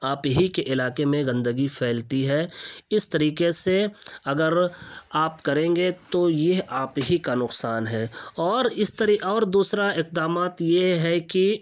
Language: Urdu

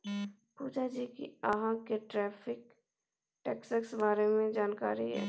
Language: Maithili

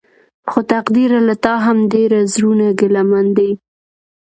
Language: Pashto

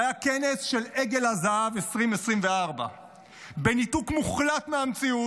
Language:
Hebrew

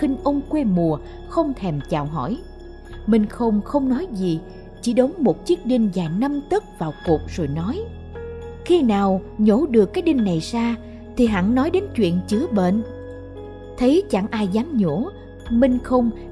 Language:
Vietnamese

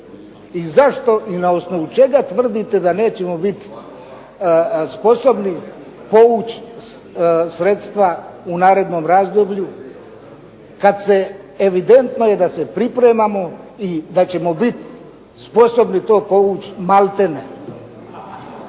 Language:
Croatian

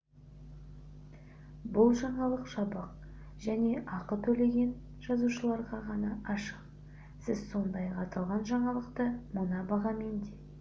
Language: Kazakh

